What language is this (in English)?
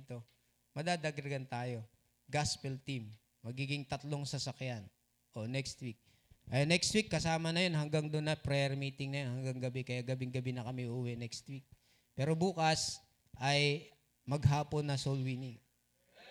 Filipino